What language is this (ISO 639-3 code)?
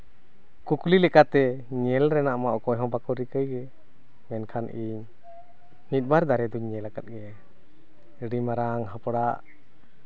sat